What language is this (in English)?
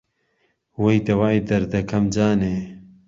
Central Kurdish